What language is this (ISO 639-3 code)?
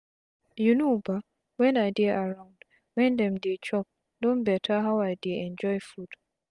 pcm